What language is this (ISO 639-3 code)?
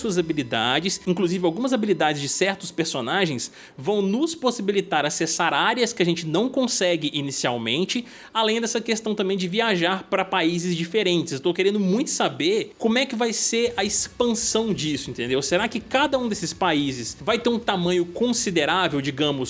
por